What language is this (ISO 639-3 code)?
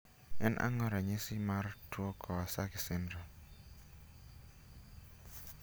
luo